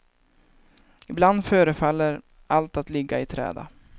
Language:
Swedish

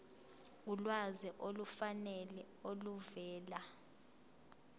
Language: Zulu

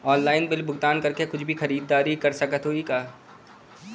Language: Bhojpuri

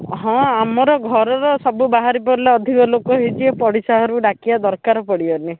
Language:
Odia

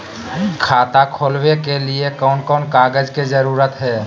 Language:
Magahi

